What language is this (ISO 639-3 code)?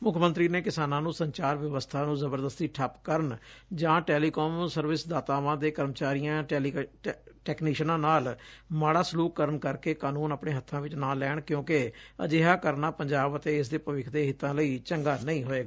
pan